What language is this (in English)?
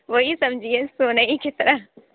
Urdu